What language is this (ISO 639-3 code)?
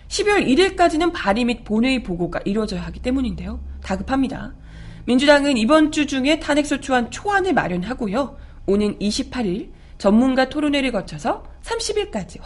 kor